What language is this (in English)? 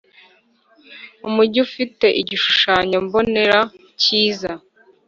Kinyarwanda